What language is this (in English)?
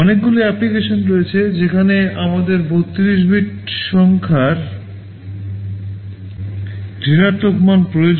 Bangla